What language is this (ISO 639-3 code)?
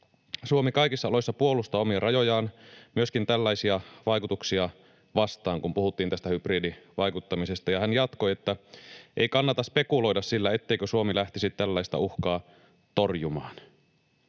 fin